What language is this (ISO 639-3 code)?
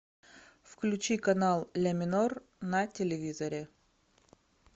rus